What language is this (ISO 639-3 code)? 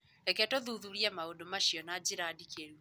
kik